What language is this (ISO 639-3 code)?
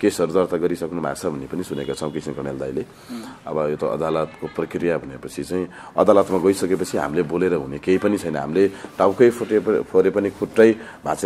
ara